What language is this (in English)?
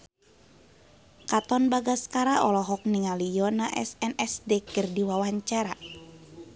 Sundanese